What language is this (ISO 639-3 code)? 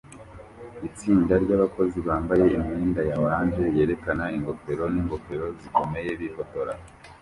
kin